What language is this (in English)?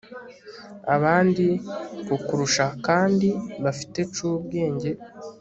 Kinyarwanda